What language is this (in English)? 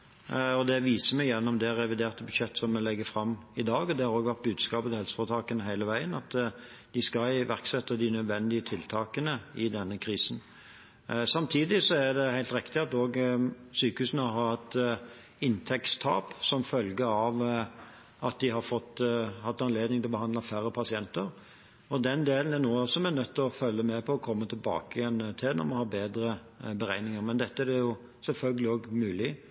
Norwegian Bokmål